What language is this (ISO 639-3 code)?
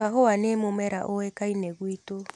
kik